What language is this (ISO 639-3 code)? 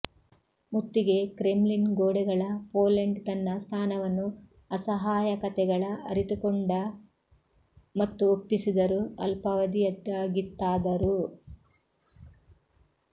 kan